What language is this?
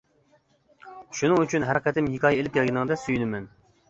Uyghur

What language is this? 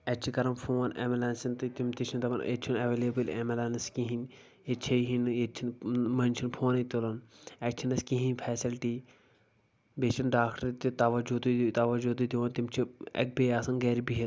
Kashmiri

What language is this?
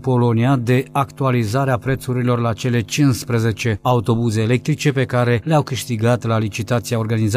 Romanian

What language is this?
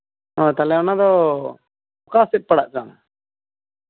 Santali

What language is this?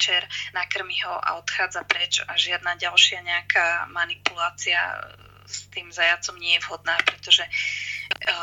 Czech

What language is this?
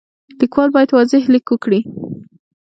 Pashto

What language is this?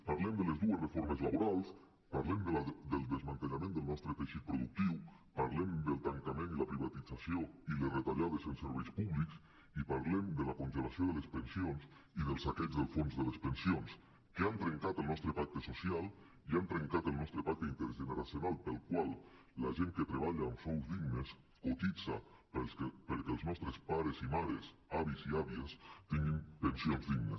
Catalan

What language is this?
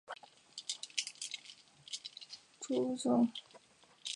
Chinese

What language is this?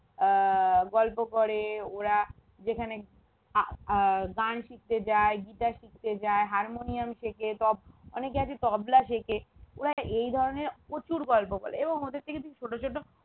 Bangla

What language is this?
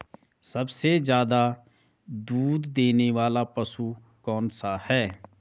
Hindi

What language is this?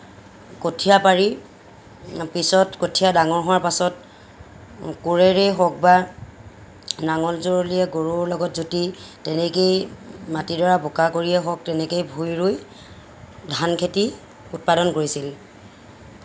Assamese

